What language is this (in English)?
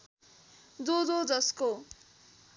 Nepali